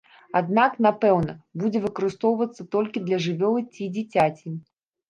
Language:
Belarusian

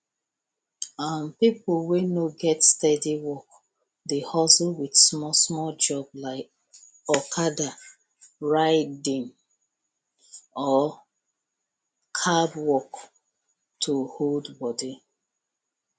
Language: Nigerian Pidgin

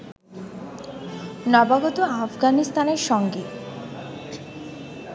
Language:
Bangla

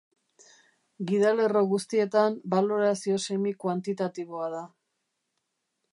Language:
Basque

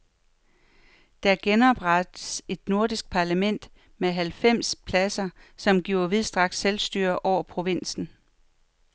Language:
Danish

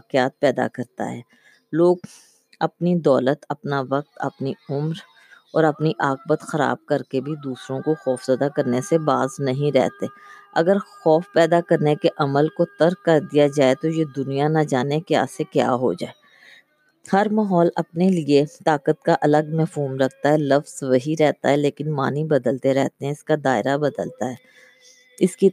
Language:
Urdu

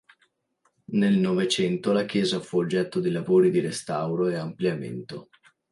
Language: Italian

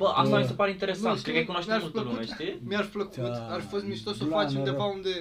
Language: Romanian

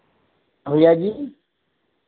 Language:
Hindi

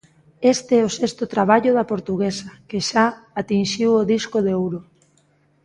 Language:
Galician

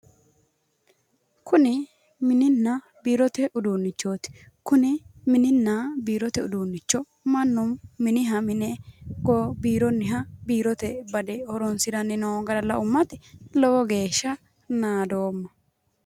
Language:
Sidamo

